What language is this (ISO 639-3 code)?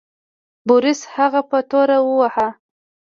pus